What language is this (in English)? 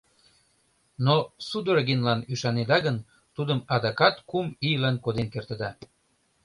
Mari